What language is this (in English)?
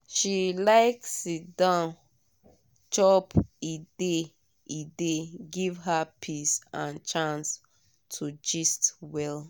Nigerian Pidgin